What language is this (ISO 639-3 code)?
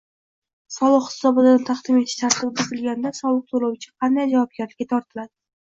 uzb